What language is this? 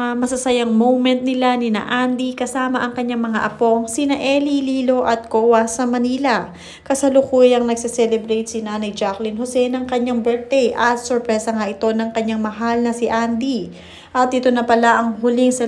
Filipino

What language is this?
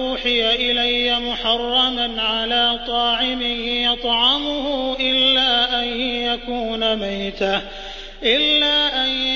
Arabic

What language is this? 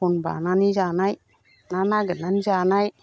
Bodo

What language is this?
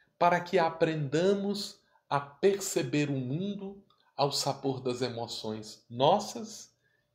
Portuguese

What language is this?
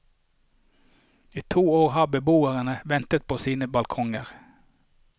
Norwegian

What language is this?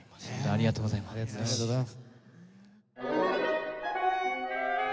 Japanese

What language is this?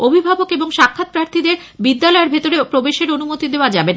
Bangla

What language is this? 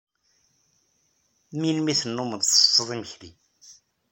Kabyle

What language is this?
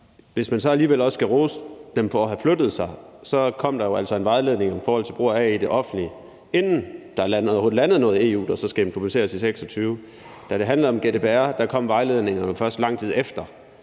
Danish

